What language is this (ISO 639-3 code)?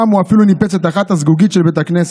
heb